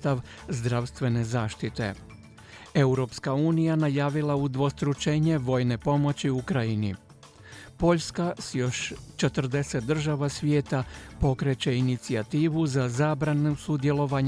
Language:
Croatian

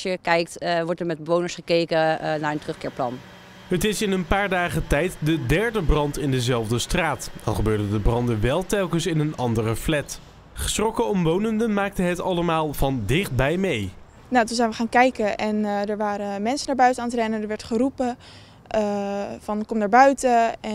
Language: Dutch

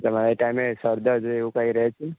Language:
Gujarati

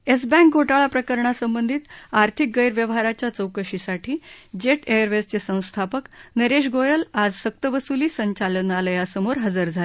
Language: Marathi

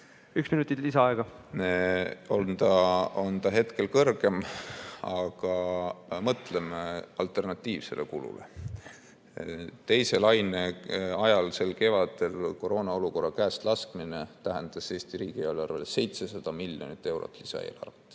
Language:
Estonian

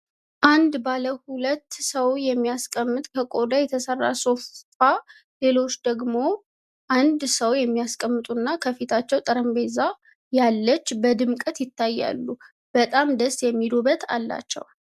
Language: Amharic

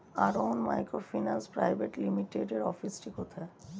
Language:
Bangla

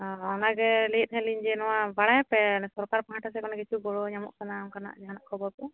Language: Santali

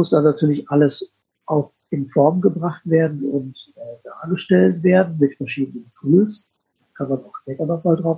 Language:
German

